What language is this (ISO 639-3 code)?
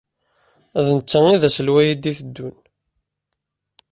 kab